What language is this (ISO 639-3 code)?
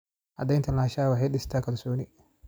som